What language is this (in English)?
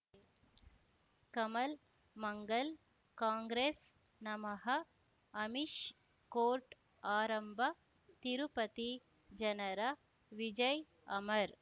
Kannada